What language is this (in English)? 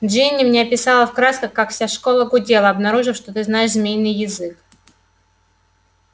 Russian